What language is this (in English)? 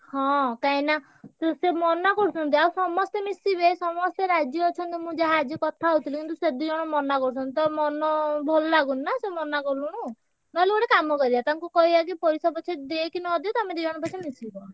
Odia